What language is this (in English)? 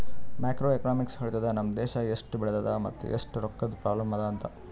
Kannada